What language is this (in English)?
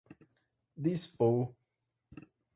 Portuguese